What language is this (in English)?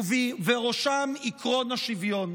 Hebrew